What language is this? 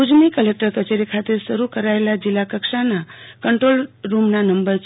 Gujarati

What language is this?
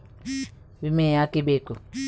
Kannada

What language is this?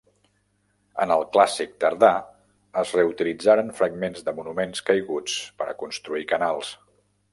Catalan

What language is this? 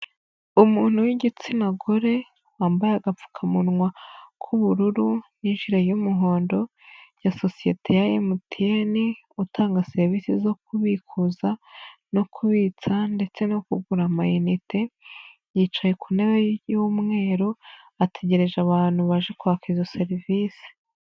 Kinyarwanda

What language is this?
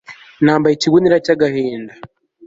Kinyarwanda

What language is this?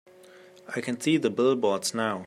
English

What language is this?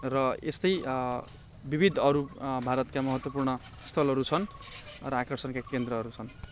Nepali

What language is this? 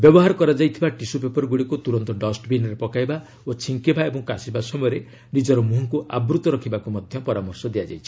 Odia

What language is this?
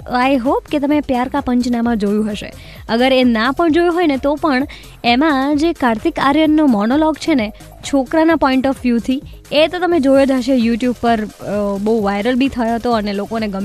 Hindi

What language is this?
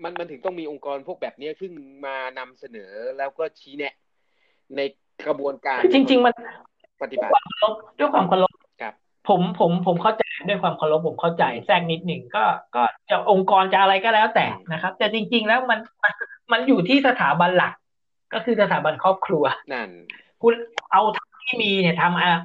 Thai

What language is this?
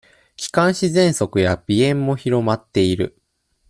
Japanese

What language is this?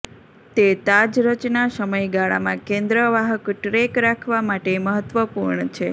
Gujarati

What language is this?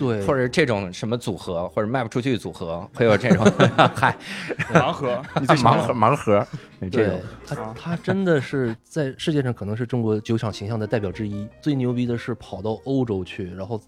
Chinese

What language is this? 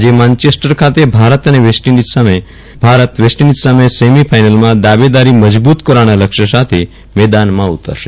Gujarati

